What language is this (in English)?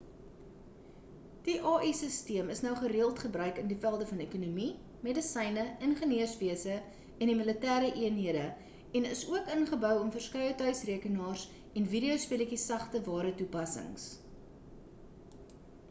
Afrikaans